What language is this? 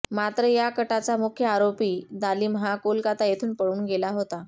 Marathi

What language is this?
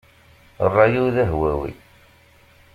Kabyle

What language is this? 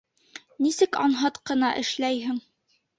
Bashkir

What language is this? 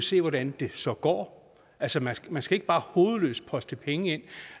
Danish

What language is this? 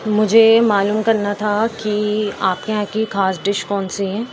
Urdu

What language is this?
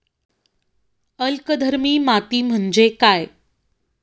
Marathi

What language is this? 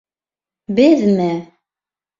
Bashkir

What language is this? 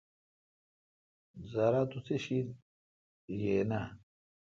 Kalkoti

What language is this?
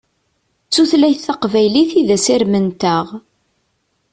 Kabyle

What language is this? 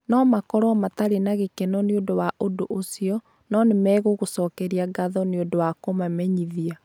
Kikuyu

